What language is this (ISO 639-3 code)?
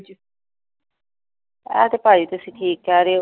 pan